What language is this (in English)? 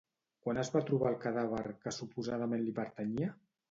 Catalan